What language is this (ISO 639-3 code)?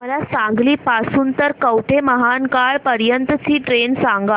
mar